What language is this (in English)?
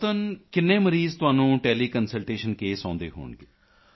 Punjabi